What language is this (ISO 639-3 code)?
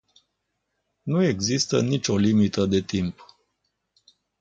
ron